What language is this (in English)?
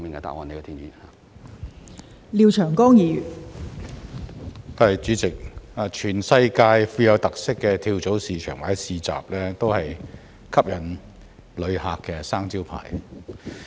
Cantonese